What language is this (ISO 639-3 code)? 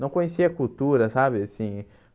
por